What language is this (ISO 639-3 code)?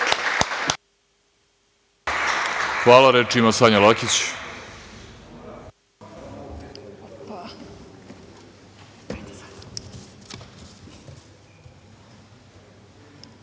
srp